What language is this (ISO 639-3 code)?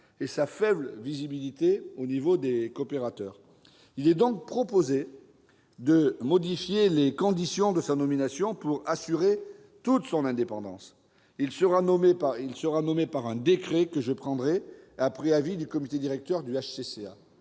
fra